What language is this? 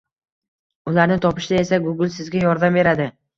Uzbek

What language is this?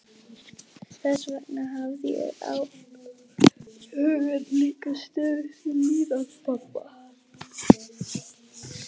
Icelandic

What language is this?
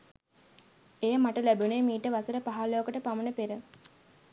Sinhala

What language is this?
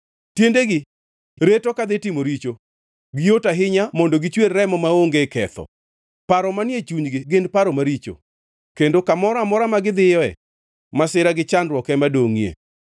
Luo (Kenya and Tanzania)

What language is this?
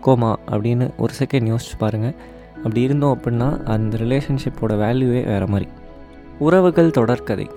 Tamil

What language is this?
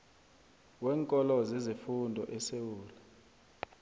South Ndebele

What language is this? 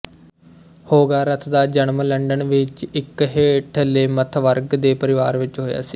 Punjabi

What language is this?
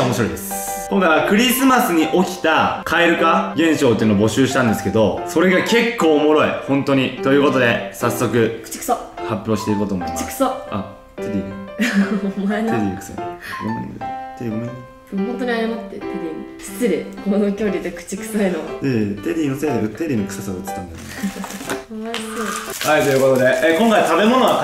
Japanese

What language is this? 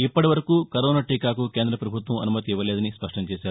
Telugu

